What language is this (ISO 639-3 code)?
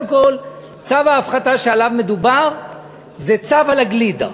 heb